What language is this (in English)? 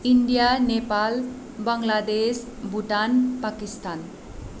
Nepali